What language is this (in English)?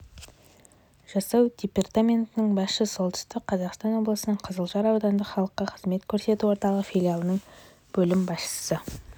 Kazakh